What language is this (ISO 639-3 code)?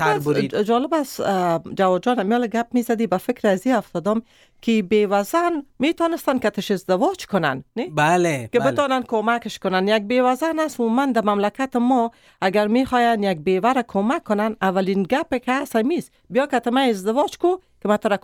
fas